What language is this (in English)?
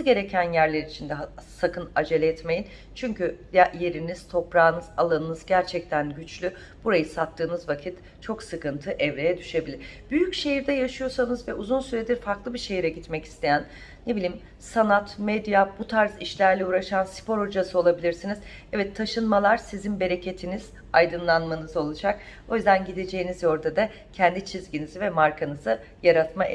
Turkish